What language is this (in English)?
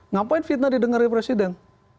Indonesian